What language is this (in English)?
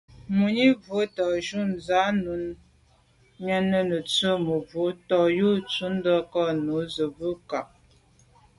Medumba